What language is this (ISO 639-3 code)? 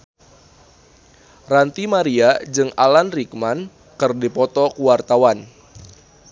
sun